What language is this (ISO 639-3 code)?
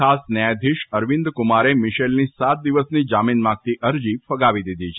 guj